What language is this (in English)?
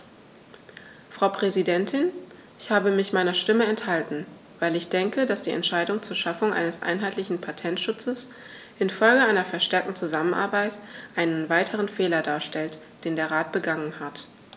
German